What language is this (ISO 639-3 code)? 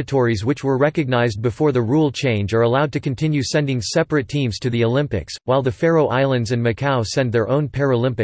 eng